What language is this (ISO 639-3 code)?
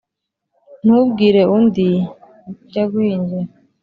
kin